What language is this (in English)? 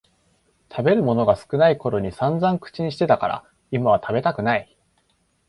Japanese